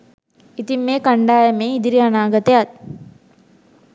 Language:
Sinhala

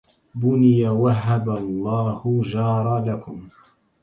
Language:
Arabic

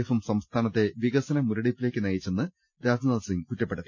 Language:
Malayalam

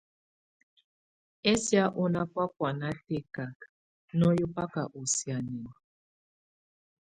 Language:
Tunen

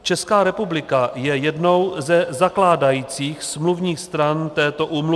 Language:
Czech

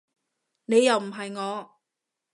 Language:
Cantonese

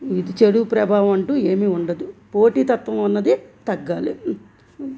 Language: Telugu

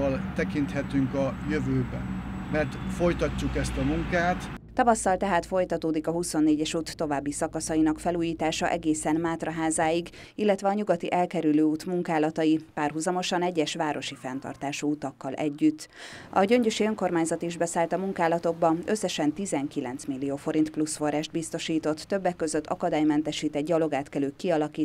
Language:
Hungarian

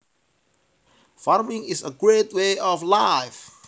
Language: Javanese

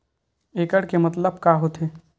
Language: Chhattisgarhi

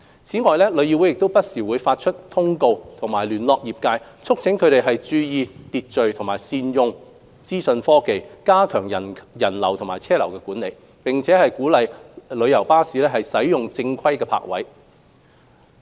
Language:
Cantonese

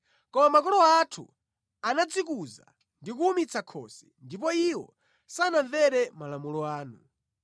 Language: Nyanja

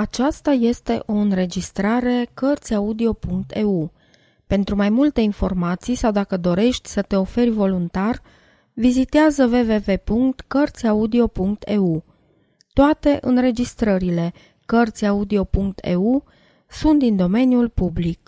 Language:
Romanian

